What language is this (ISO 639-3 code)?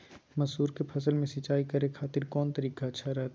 mag